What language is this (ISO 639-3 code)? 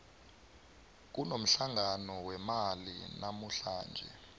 nbl